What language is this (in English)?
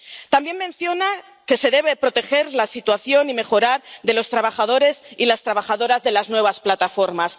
Spanish